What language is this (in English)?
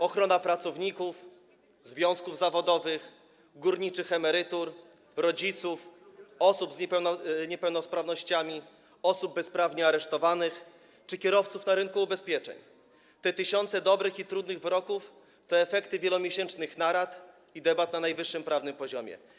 Polish